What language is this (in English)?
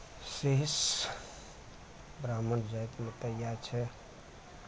Maithili